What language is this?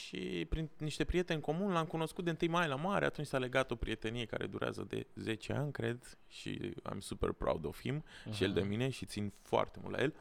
Romanian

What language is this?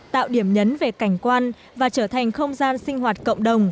Vietnamese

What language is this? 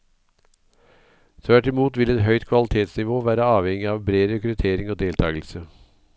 Norwegian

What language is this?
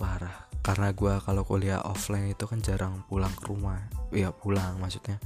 Indonesian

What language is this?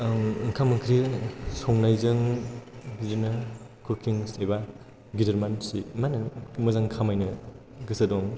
Bodo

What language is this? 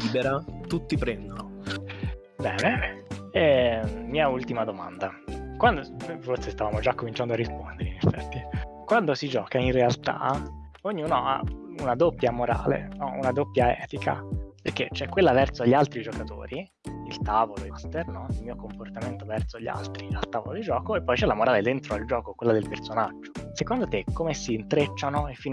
Italian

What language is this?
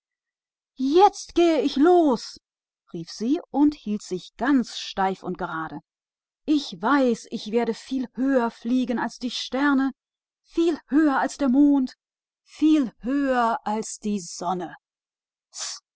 German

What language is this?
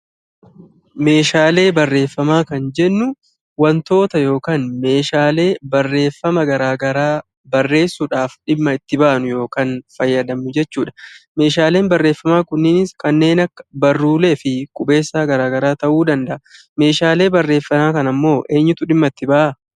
Oromo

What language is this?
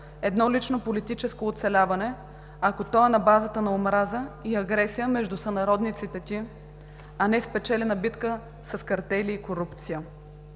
Bulgarian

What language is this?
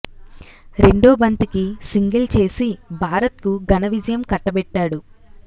Telugu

